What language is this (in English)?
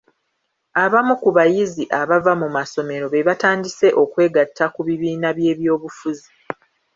Ganda